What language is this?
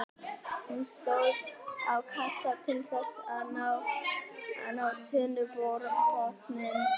Icelandic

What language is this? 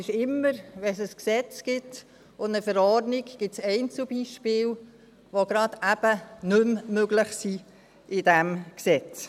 Swiss German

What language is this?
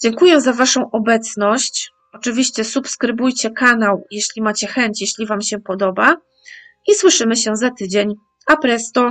Polish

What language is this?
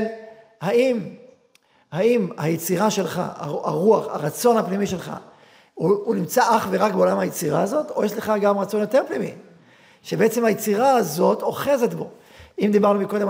Hebrew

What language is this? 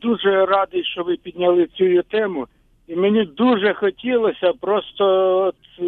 Ukrainian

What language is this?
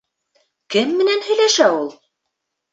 Bashkir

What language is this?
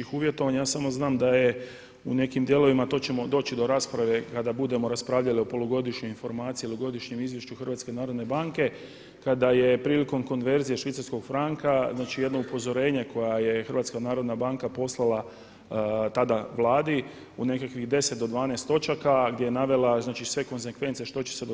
Croatian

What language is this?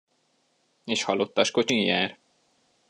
Hungarian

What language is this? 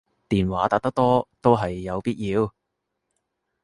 Cantonese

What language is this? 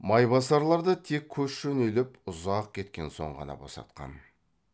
Kazakh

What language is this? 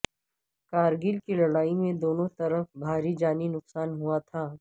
Urdu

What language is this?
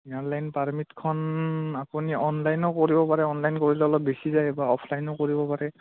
Assamese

